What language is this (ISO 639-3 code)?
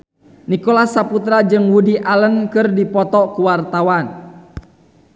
sun